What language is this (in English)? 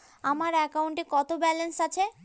Bangla